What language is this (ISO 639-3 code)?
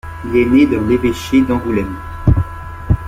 fra